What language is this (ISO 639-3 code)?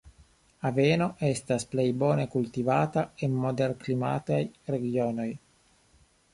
epo